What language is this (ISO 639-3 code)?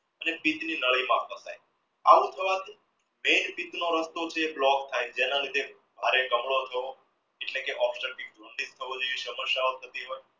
guj